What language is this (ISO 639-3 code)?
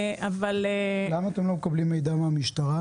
heb